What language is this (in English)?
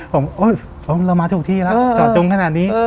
Thai